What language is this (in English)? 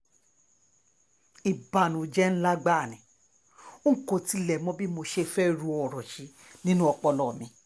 Yoruba